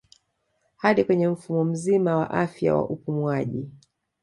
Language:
Swahili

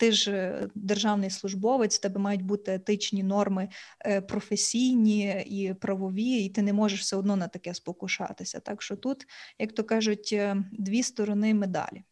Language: Ukrainian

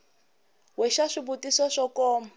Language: Tsonga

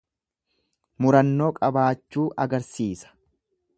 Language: Oromo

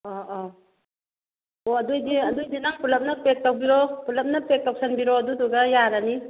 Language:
Manipuri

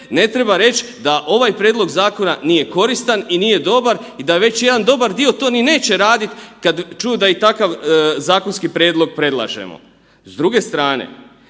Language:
Croatian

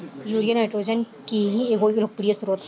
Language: Bhojpuri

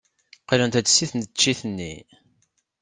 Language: Kabyle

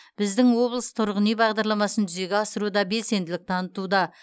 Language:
Kazakh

